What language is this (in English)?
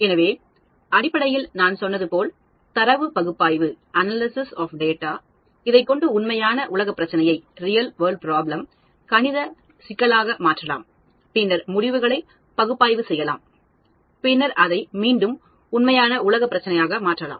Tamil